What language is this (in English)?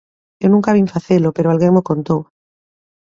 Galician